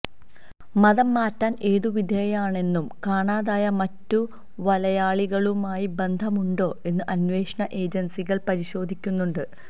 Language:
Malayalam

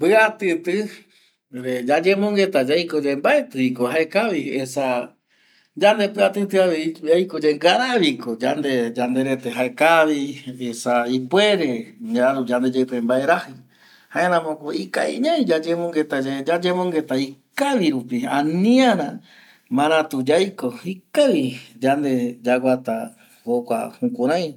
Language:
Eastern Bolivian Guaraní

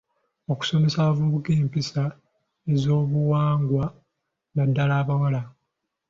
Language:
Ganda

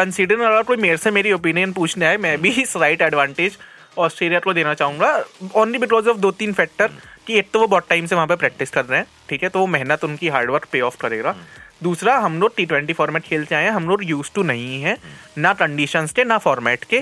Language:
Hindi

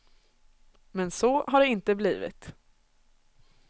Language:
Swedish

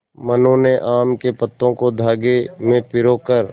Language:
Hindi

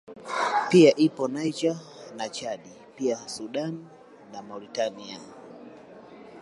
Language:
Swahili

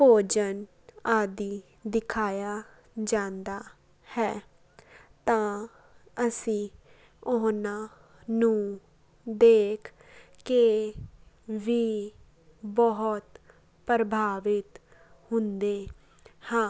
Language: Punjabi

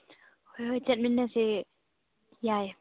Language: Manipuri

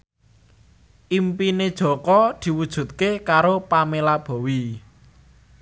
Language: Javanese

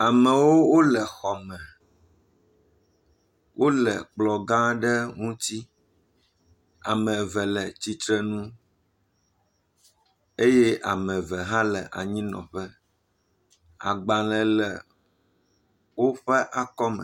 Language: Ewe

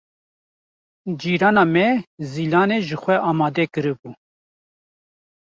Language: Kurdish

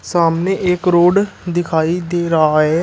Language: Hindi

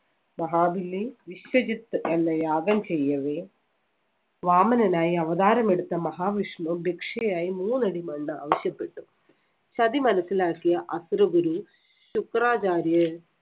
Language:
Malayalam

